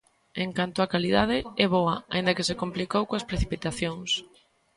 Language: Galician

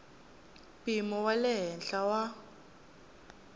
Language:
Tsonga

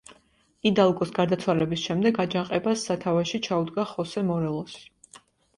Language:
Georgian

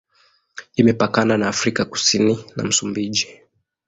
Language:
Swahili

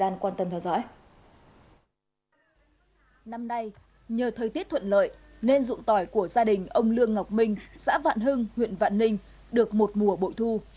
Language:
Vietnamese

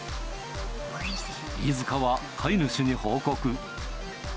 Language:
Japanese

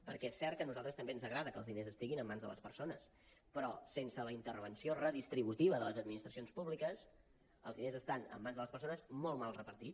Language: Catalan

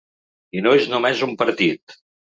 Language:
Catalan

